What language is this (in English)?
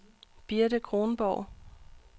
Danish